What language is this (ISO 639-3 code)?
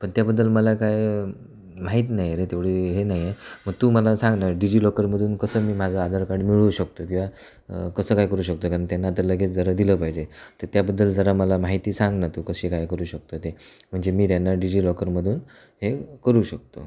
mar